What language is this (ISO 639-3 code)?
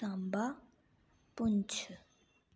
doi